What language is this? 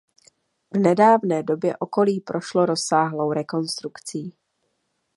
Czech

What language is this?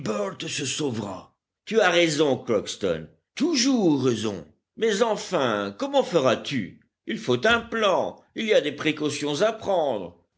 French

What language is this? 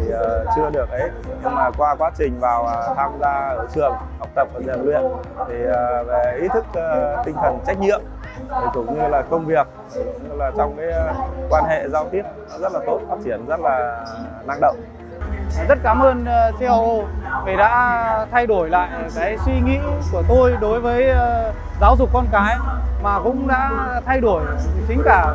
Vietnamese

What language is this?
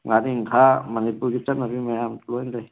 Manipuri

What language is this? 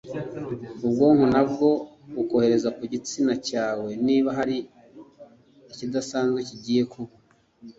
Kinyarwanda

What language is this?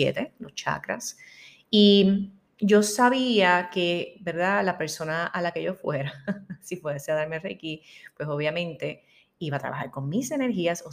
Spanish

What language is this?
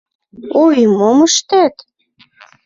Mari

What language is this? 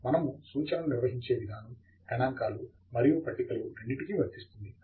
Telugu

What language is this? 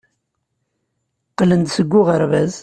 Kabyle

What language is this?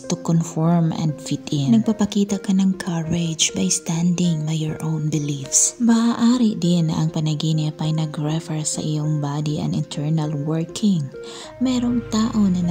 Filipino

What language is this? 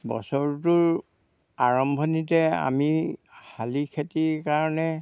Assamese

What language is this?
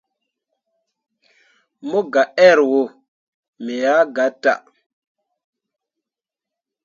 Mundang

